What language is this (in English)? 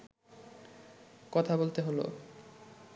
Bangla